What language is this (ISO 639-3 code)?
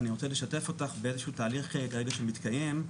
heb